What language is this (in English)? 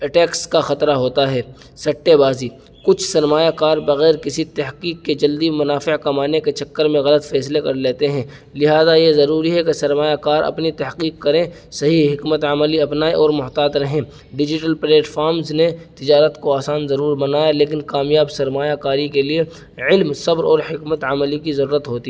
Urdu